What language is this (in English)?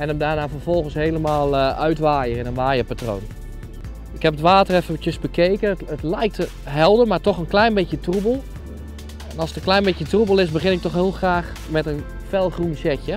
Dutch